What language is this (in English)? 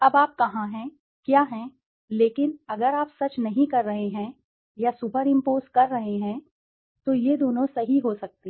Hindi